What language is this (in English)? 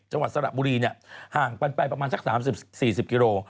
Thai